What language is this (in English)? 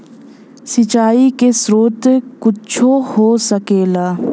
Bhojpuri